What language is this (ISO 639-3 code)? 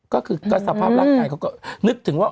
tha